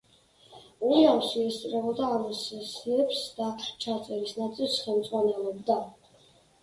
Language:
Georgian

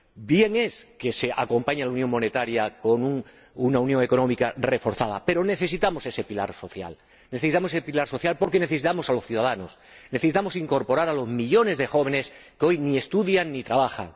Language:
Spanish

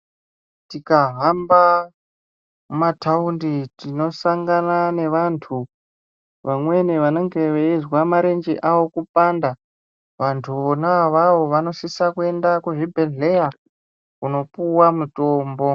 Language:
Ndau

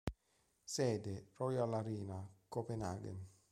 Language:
Italian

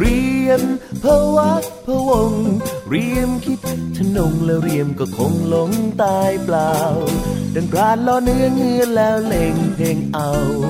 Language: Thai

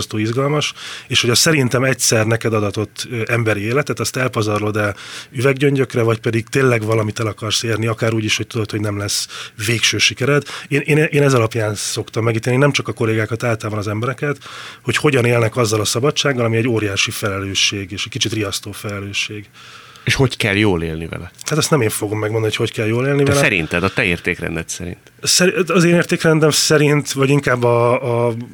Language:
Hungarian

